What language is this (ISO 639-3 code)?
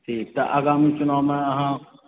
mai